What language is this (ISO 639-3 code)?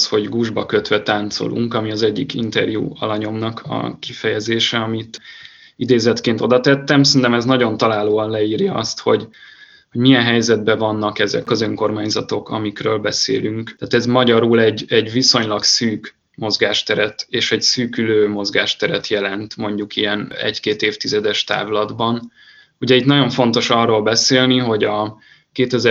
hun